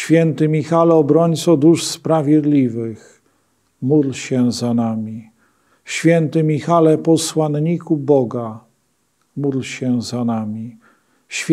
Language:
Polish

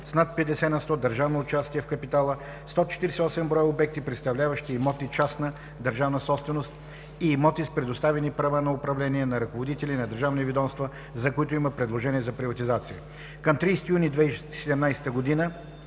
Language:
Bulgarian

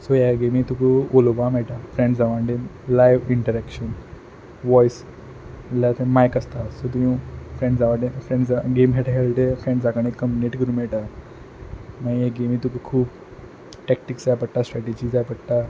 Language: Konkani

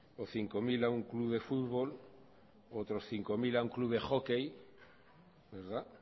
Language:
Spanish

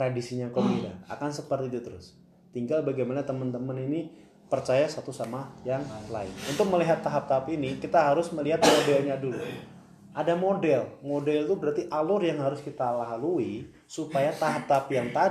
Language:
Indonesian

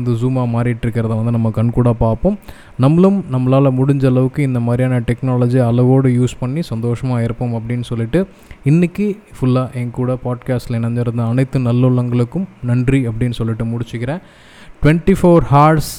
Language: Tamil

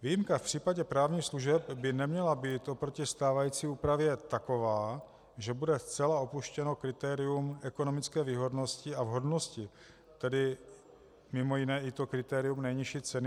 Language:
Czech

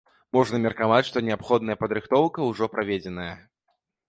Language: Belarusian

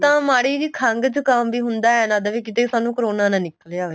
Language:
Punjabi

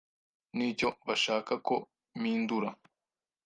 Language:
Kinyarwanda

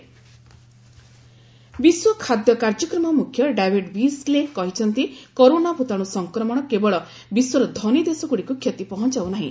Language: Odia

